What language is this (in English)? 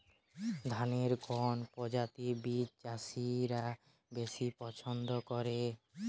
Bangla